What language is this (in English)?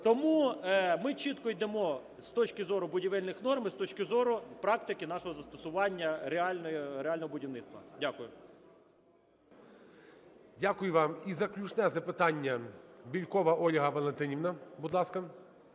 Ukrainian